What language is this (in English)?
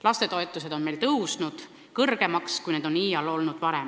Estonian